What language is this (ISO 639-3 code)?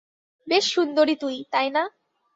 ben